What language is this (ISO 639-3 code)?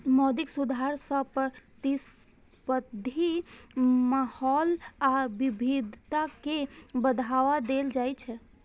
mai